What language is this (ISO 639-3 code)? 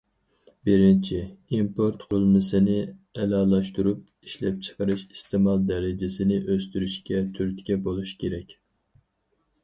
uig